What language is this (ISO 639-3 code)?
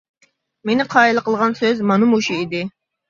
uig